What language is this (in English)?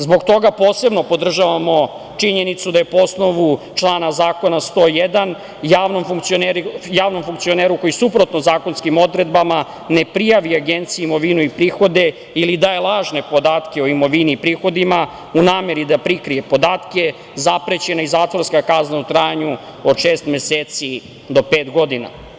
Serbian